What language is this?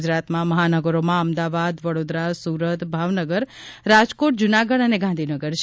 Gujarati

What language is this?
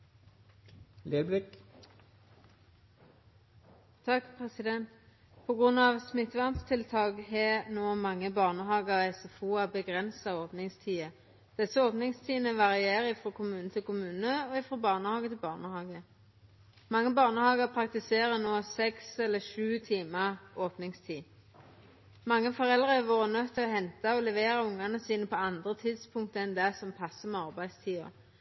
Norwegian Nynorsk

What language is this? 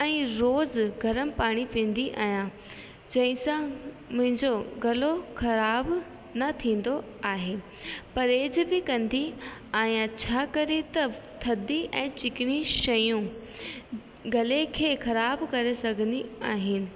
Sindhi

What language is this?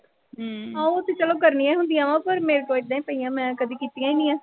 Punjabi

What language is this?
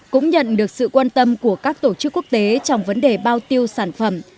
Vietnamese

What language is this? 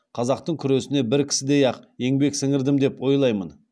Kazakh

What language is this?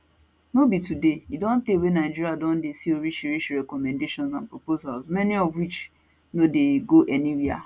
Nigerian Pidgin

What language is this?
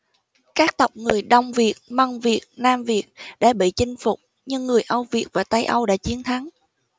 Vietnamese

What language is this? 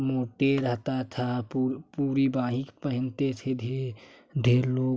Hindi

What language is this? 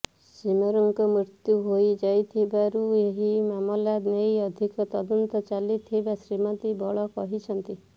Odia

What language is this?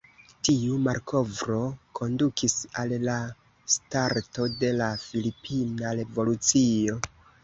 Esperanto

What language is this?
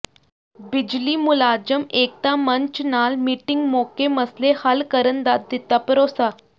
Punjabi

